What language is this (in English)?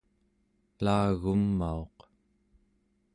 Central Yupik